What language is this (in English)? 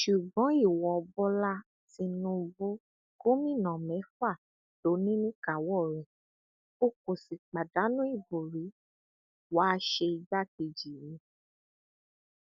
Yoruba